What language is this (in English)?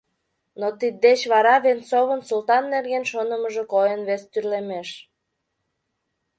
Mari